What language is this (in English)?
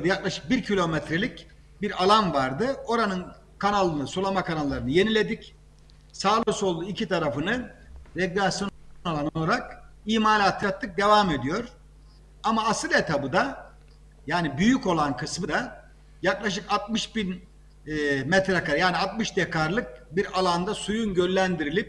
Turkish